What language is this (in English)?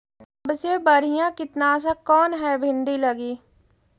Magahi